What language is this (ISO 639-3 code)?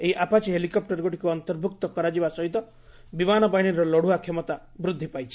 ori